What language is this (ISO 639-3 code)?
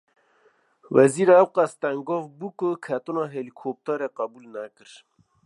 kur